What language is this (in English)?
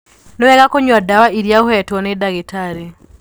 Kikuyu